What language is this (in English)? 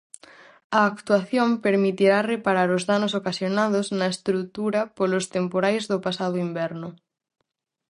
Galician